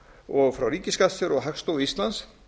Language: Icelandic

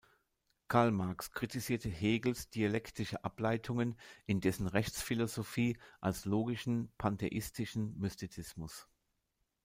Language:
German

